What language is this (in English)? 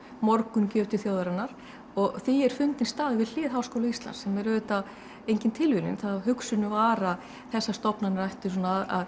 Icelandic